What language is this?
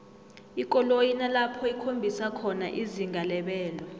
South Ndebele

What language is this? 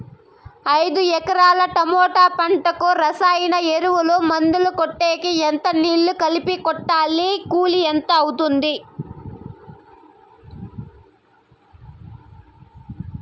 Telugu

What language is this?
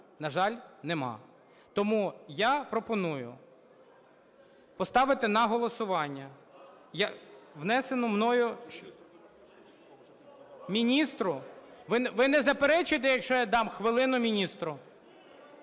Ukrainian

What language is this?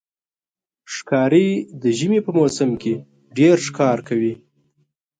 Pashto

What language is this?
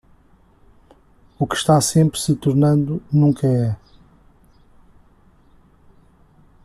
Portuguese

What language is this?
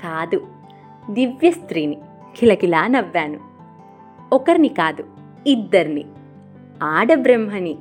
Telugu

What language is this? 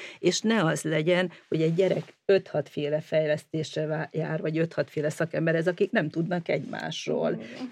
Hungarian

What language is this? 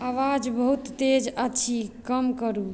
Maithili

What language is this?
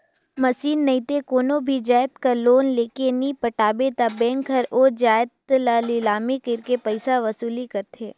Chhattisgarhi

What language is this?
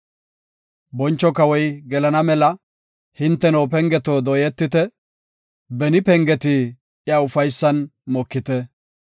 Gofa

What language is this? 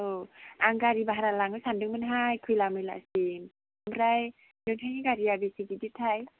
Bodo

